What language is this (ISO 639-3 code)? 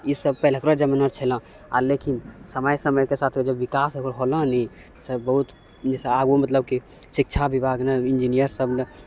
mai